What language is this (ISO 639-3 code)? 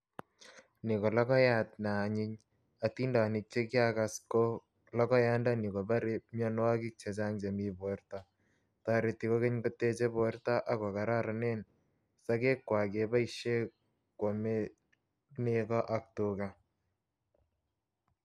kln